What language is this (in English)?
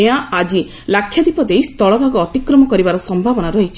Odia